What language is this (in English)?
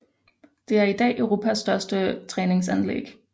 Danish